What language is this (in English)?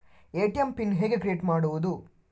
Kannada